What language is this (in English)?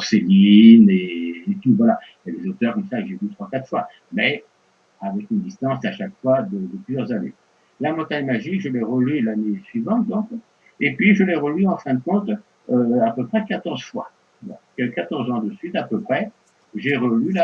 French